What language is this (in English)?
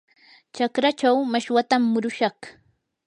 Yanahuanca Pasco Quechua